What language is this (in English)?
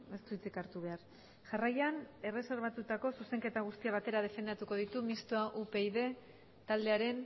Basque